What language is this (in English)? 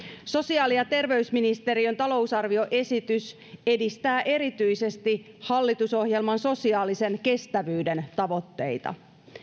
Finnish